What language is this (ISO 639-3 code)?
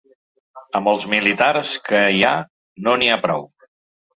cat